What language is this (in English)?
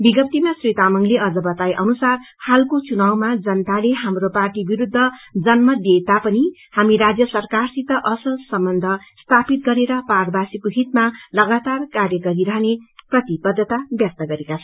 Nepali